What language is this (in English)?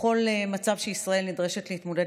Hebrew